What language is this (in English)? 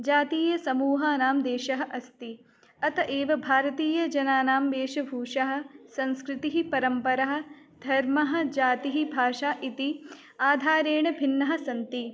Sanskrit